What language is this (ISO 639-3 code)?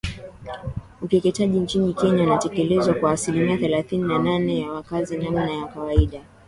swa